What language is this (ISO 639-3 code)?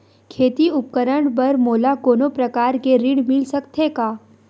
hne